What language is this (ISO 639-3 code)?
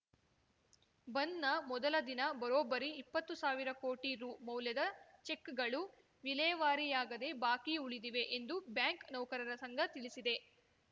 kan